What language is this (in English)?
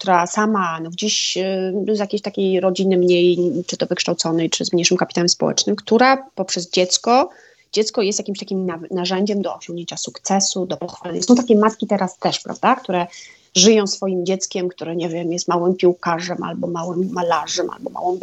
Polish